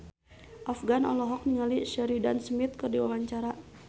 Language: Sundanese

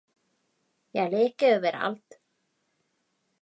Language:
Swedish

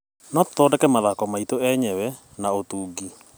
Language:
Kikuyu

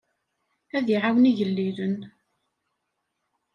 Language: Kabyle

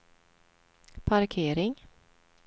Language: Swedish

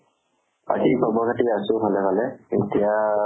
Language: Assamese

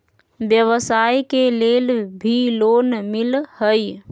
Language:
Magahi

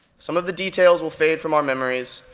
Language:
English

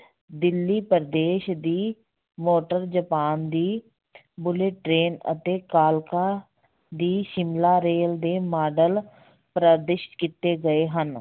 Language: Punjabi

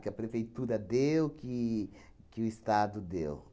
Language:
Portuguese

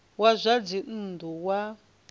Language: Venda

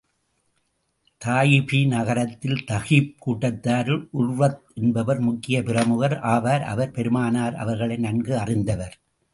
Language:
Tamil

